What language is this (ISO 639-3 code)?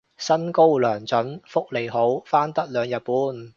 yue